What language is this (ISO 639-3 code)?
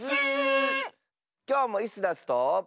jpn